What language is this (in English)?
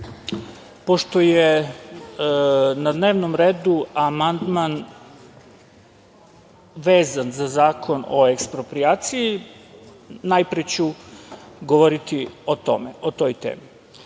Serbian